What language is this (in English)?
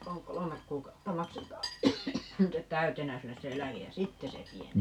Finnish